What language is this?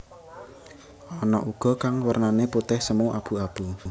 Javanese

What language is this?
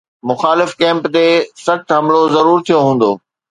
Sindhi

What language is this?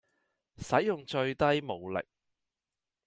Cantonese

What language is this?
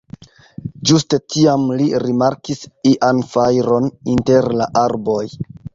Esperanto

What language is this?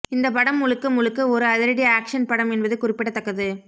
Tamil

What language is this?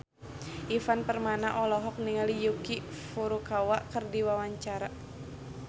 Sundanese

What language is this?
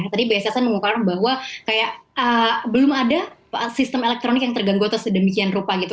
Indonesian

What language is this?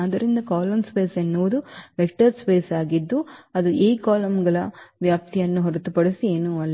Kannada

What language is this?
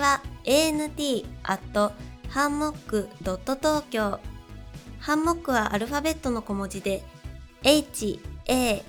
Japanese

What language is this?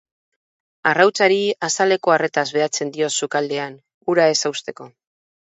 Basque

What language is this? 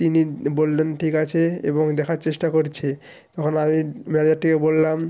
Bangla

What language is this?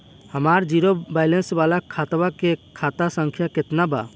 Bhojpuri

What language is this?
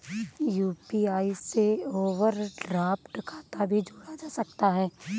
Hindi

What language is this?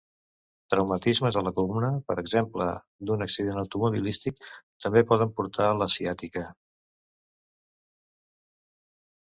Catalan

